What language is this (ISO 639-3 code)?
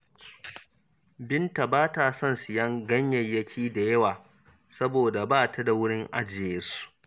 hau